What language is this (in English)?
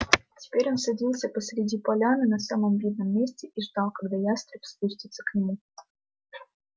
Russian